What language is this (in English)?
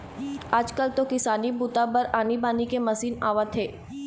Chhattisgarhi